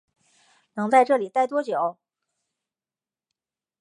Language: Chinese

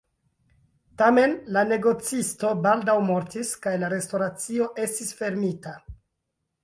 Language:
Esperanto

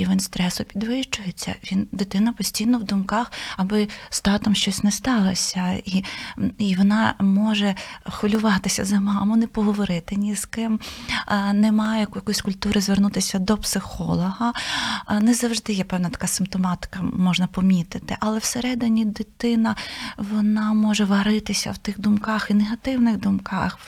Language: Ukrainian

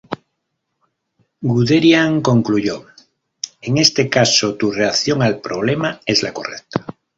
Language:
Spanish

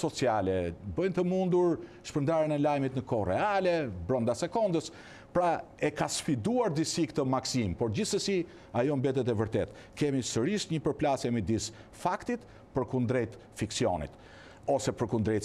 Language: Romanian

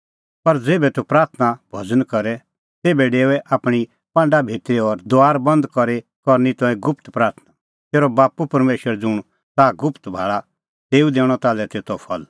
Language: Kullu Pahari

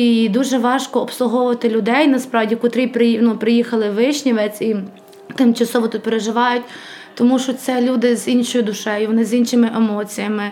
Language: Ukrainian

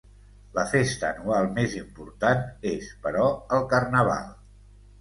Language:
Catalan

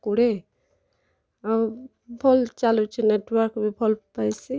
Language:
Odia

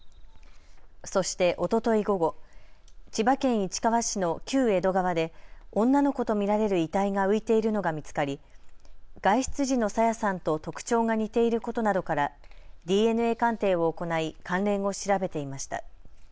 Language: Japanese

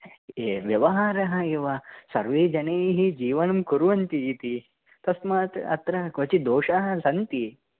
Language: Sanskrit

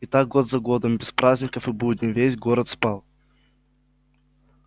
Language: Russian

